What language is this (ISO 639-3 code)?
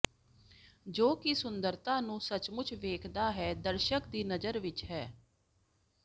pan